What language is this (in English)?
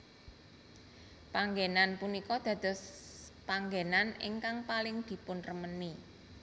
Javanese